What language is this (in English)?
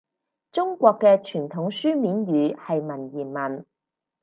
Cantonese